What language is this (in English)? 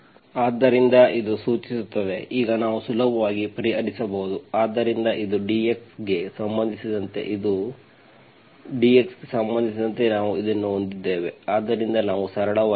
Kannada